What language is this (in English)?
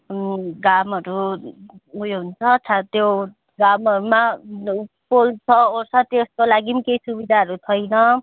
Nepali